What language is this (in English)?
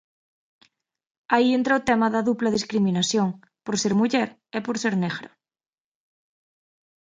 Galician